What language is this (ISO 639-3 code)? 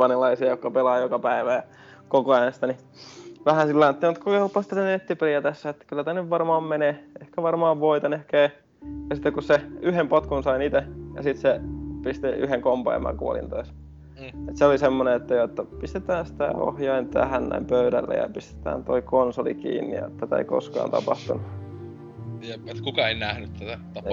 fin